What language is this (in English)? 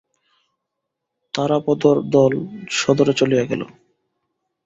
Bangla